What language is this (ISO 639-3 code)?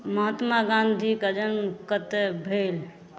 mai